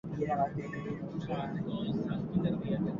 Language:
Basque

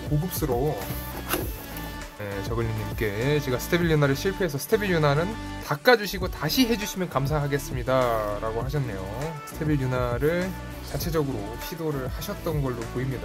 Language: Korean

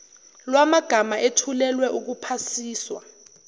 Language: Zulu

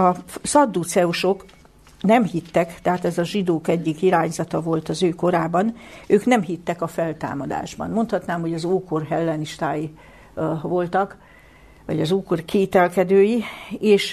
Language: Hungarian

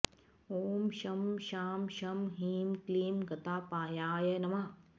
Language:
Sanskrit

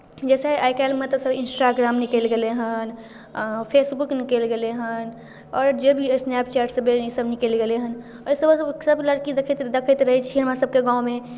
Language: Maithili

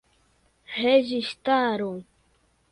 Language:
Esperanto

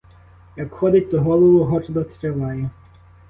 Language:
Ukrainian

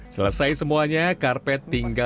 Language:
Indonesian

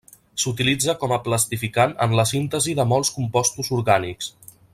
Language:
Catalan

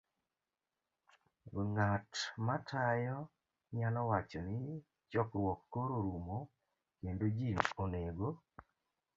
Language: Luo (Kenya and Tanzania)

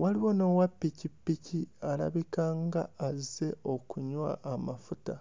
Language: Ganda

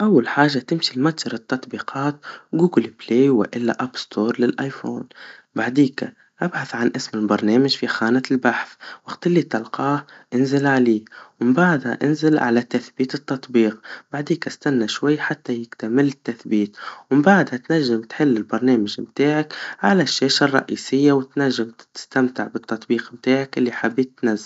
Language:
Tunisian Arabic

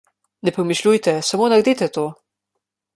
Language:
Slovenian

